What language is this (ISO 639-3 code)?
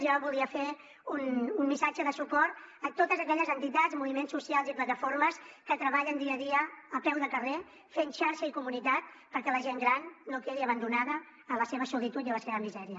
cat